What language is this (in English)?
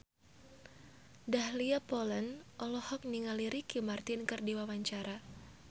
Sundanese